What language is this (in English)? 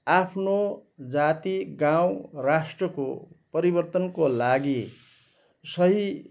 Nepali